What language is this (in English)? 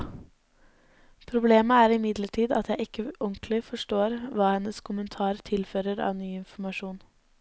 Norwegian